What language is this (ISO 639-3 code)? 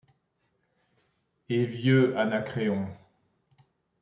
fra